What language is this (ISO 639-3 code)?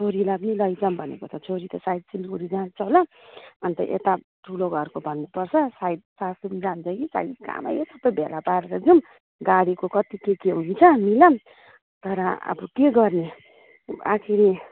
nep